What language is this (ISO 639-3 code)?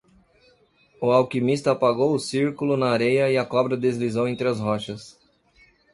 por